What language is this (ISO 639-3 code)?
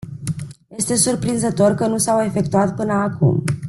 ron